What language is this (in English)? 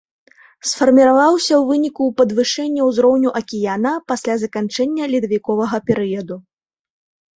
Belarusian